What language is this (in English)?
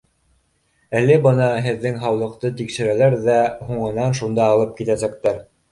Bashkir